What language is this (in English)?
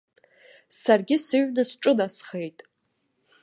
Abkhazian